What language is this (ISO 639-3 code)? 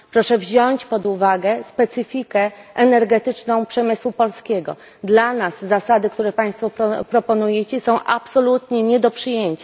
pol